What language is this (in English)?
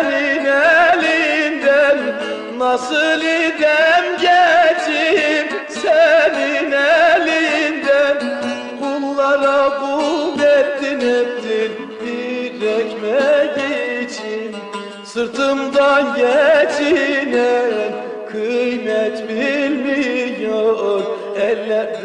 Turkish